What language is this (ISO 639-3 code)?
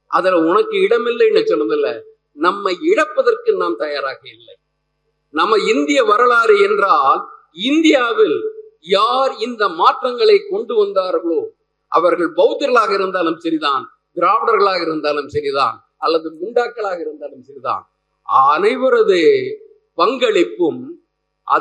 tam